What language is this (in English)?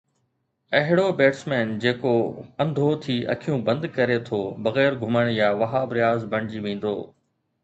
Sindhi